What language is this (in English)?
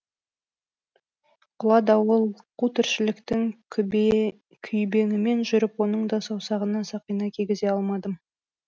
Kazakh